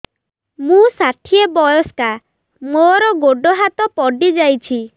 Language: Odia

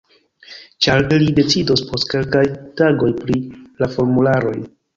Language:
Esperanto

